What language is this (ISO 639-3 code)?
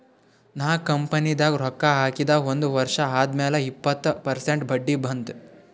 kan